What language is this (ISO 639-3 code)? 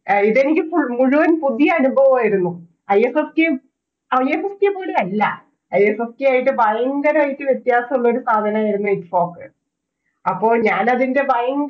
mal